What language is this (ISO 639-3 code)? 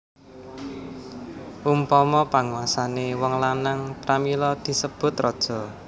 jav